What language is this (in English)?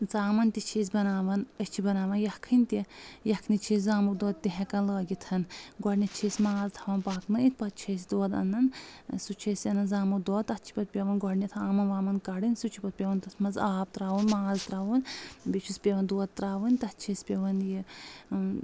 Kashmiri